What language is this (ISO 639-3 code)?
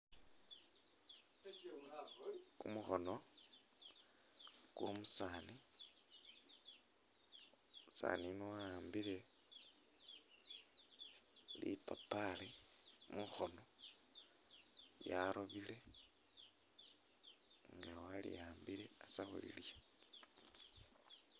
myx